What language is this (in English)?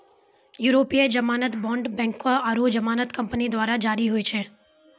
Maithili